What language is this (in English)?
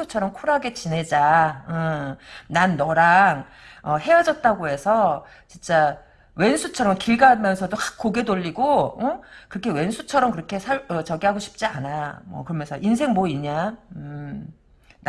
Korean